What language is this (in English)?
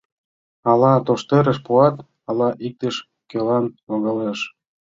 Mari